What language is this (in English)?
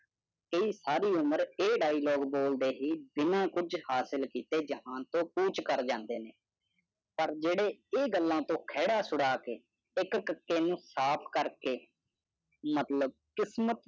Punjabi